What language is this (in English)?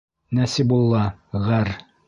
Bashkir